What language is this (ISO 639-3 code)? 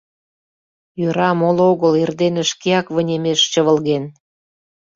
chm